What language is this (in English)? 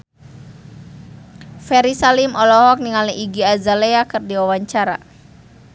Sundanese